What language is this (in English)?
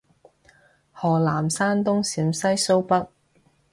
Cantonese